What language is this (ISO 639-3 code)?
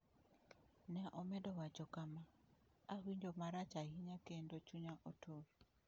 luo